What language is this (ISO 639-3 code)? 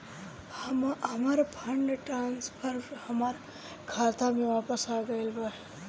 bho